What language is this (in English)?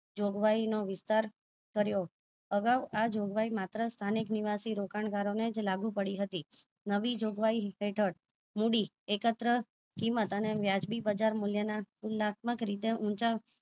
Gujarati